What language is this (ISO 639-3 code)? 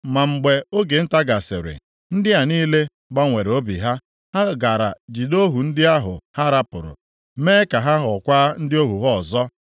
ibo